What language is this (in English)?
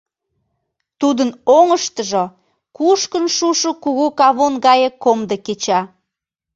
Mari